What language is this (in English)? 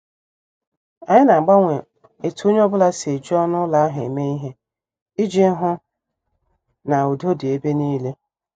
Igbo